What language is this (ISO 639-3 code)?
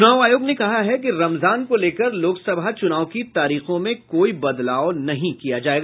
hin